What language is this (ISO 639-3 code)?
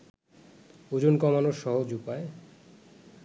ben